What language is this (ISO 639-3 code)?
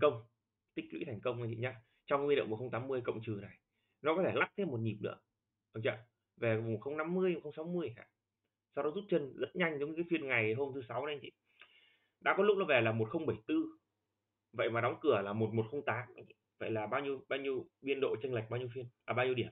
vie